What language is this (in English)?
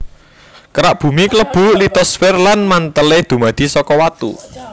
Javanese